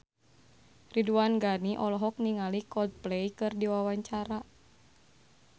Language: Sundanese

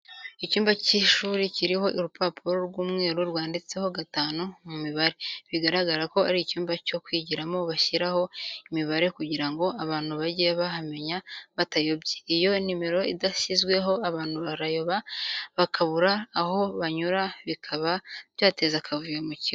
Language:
Kinyarwanda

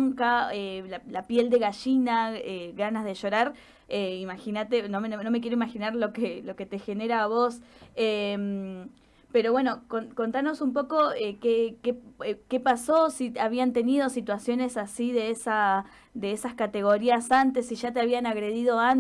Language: Spanish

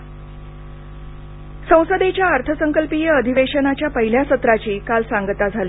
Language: Marathi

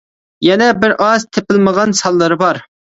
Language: Uyghur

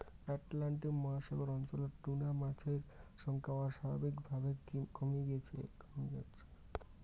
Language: Bangla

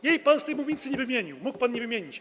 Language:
Polish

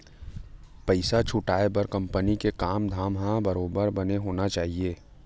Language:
Chhattisgarhi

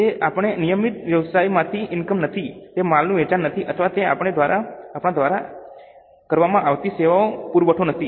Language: Gujarati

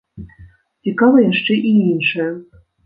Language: Belarusian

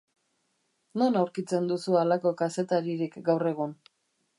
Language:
Basque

